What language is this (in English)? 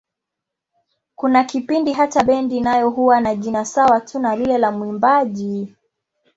Swahili